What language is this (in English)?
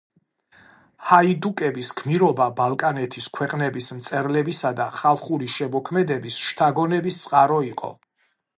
Georgian